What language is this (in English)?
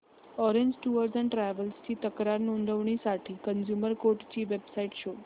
Marathi